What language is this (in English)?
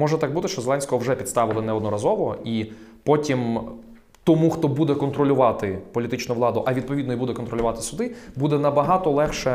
Ukrainian